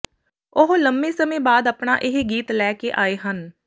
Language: Punjabi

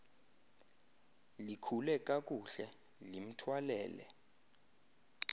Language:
Xhosa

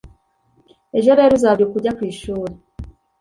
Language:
Kinyarwanda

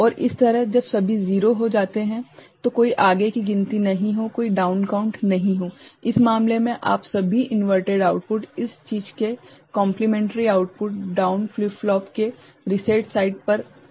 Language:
Hindi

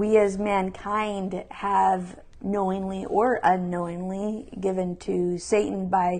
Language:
English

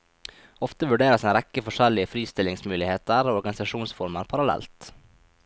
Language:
Norwegian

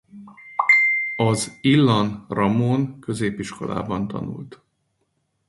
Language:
Hungarian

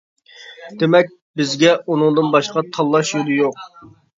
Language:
Uyghur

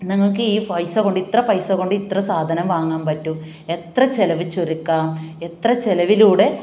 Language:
Malayalam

